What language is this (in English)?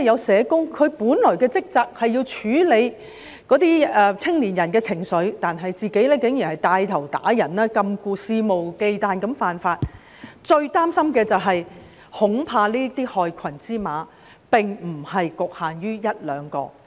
Cantonese